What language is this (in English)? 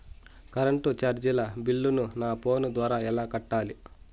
Telugu